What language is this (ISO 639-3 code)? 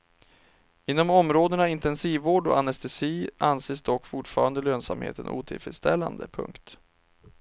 swe